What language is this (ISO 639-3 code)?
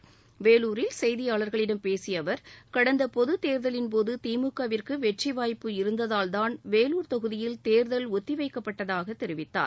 tam